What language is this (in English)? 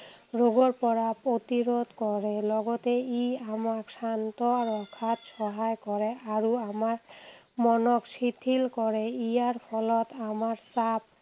Assamese